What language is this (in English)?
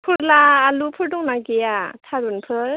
Bodo